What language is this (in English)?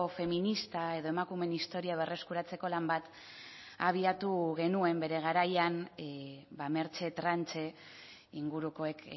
Basque